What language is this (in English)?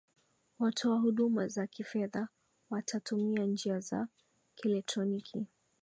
Swahili